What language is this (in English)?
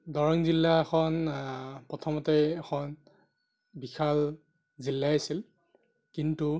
Assamese